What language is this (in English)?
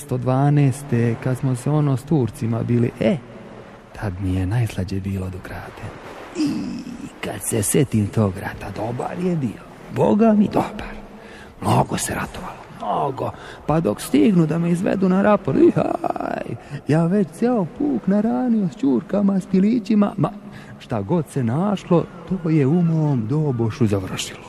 Croatian